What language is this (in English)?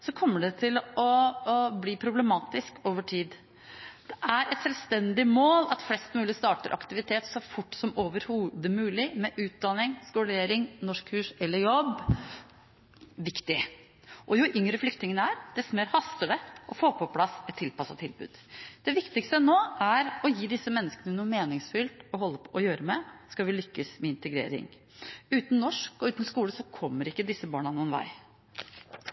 Norwegian Bokmål